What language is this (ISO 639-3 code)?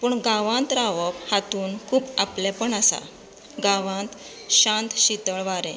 kok